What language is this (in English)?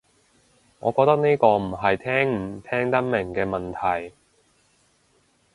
Cantonese